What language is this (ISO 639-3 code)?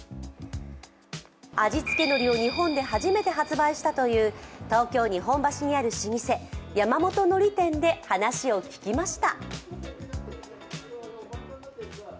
jpn